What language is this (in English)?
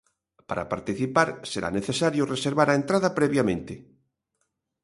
Galician